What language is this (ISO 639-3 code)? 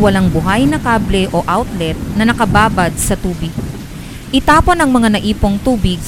fil